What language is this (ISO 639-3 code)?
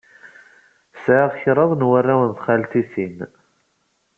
kab